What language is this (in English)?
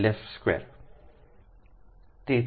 Gujarati